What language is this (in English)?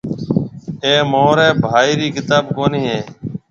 Marwari (Pakistan)